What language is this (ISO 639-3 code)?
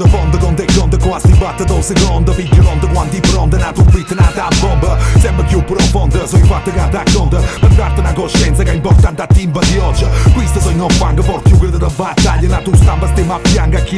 fra